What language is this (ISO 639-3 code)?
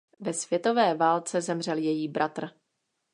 ces